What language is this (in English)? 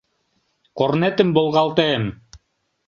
Mari